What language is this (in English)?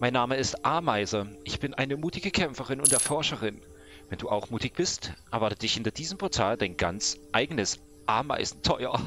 German